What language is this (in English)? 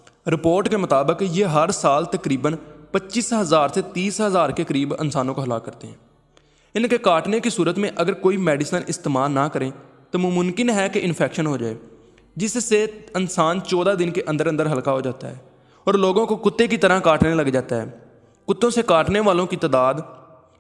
Urdu